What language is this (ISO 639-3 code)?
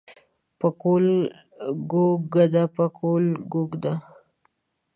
pus